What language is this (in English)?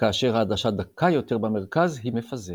Hebrew